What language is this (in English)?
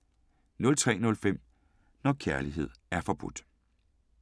Danish